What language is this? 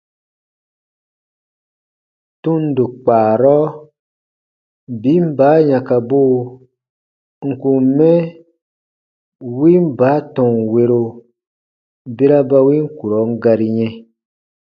Baatonum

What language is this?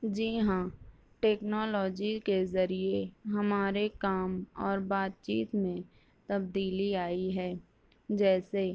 Urdu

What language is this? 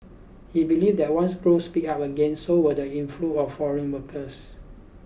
English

